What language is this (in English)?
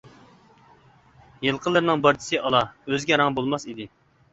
Uyghur